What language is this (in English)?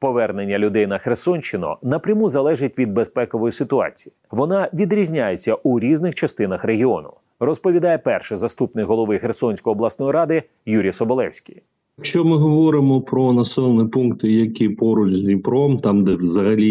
Ukrainian